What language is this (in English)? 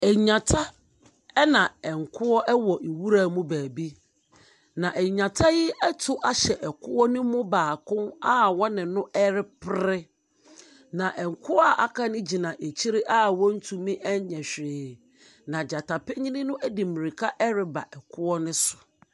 Akan